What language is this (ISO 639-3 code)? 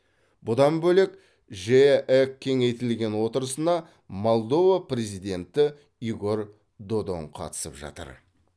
kaz